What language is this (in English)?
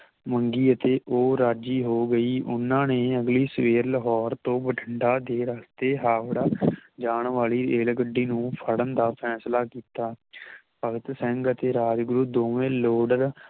Punjabi